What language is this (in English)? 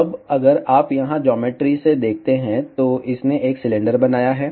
Hindi